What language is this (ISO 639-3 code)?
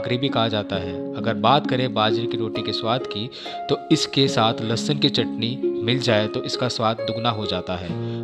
hin